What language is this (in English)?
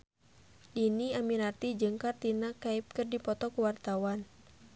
Sundanese